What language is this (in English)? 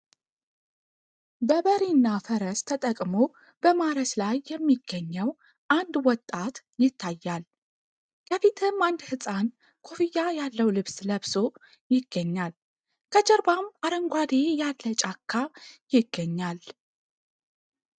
Amharic